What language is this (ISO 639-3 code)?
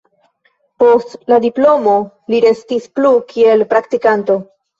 epo